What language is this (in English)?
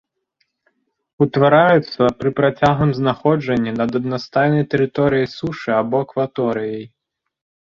Belarusian